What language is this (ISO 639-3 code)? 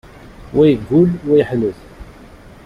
kab